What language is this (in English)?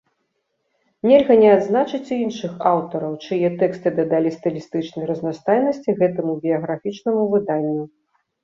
Belarusian